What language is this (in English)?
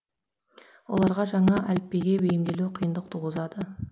Kazakh